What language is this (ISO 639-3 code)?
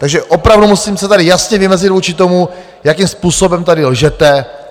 ces